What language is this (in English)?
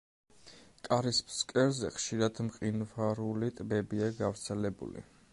Georgian